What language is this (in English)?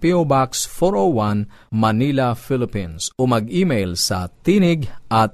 Filipino